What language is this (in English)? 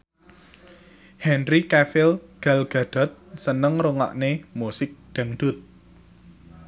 Javanese